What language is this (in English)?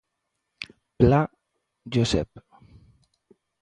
Galician